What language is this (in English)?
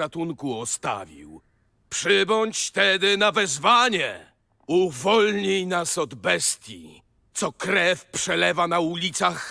Polish